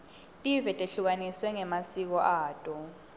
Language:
Swati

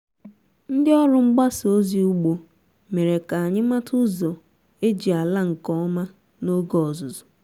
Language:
Igbo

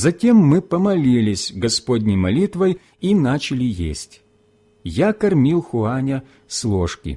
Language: Russian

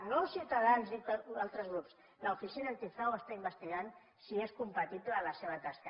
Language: Catalan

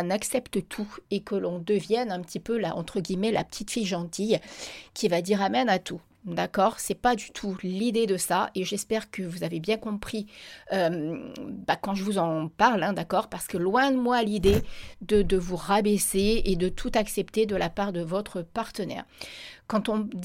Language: French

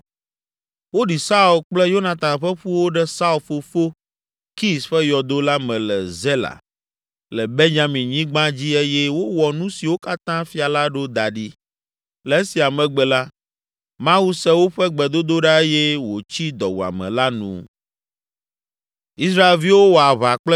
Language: Ewe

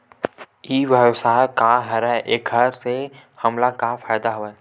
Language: Chhattisgarhi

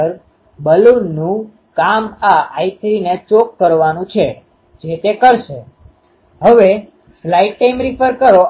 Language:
Gujarati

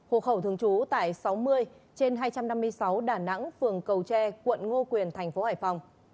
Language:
Vietnamese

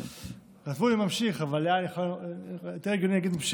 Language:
Hebrew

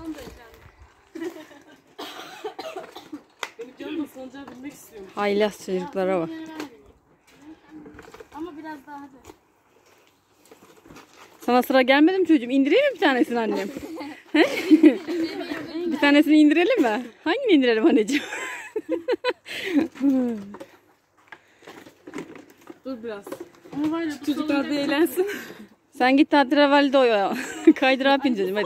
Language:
Turkish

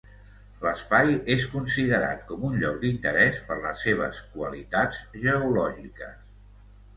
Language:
Catalan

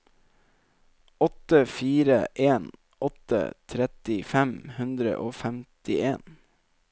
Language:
Norwegian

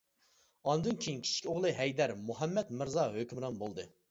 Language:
Uyghur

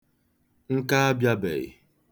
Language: Igbo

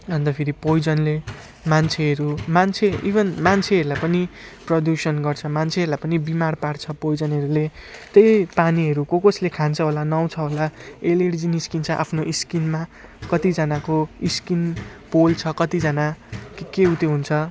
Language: Nepali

